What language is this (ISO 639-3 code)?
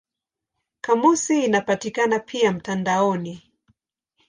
swa